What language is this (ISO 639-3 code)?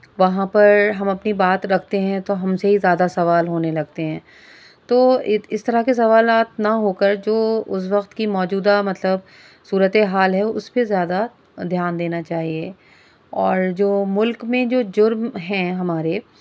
urd